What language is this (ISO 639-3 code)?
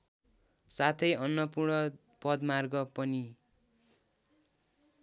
nep